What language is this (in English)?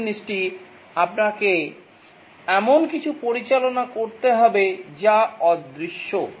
Bangla